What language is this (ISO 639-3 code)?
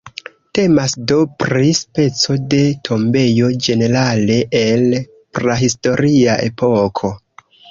epo